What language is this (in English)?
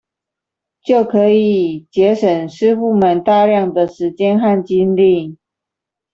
Chinese